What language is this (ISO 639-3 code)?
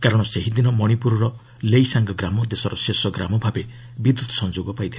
ori